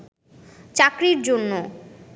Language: Bangla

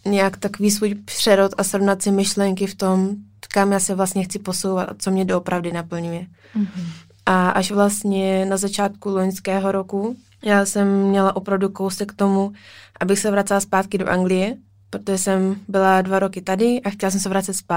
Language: Czech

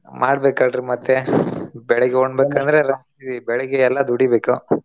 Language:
Kannada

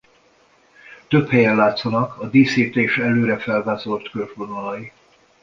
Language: Hungarian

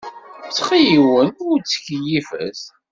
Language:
Kabyle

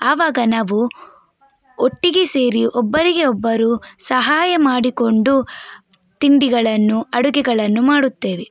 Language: Kannada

